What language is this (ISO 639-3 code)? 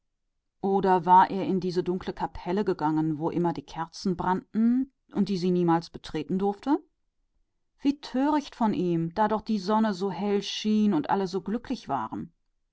deu